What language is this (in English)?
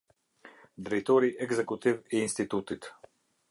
Albanian